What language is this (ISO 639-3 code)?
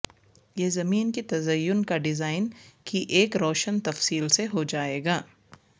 urd